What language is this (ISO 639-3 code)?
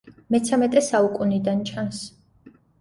kat